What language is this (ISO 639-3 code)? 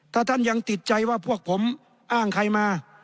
tha